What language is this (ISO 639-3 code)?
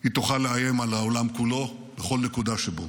heb